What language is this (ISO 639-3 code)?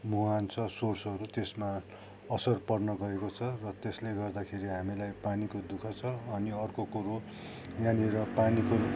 nep